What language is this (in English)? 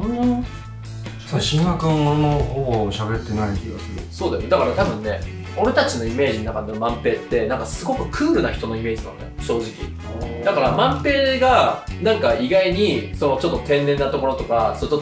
Japanese